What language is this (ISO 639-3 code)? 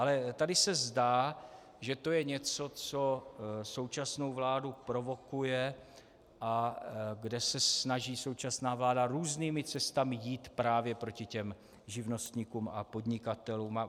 ces